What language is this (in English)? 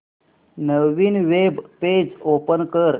Marathi